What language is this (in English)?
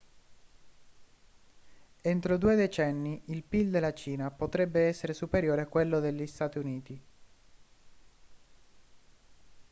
Italian